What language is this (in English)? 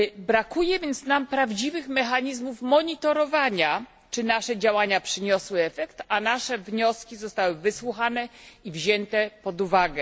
Polish